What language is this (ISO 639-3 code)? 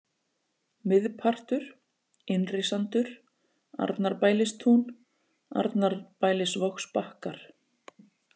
isl